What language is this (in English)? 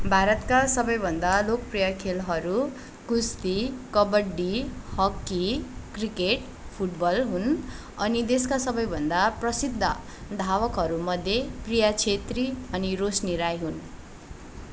Nepali